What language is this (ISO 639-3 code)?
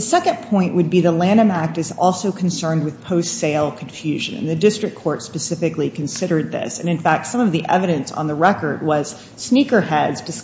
eng